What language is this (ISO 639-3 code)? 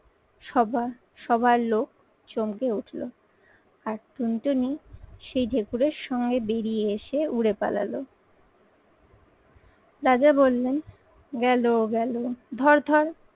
ben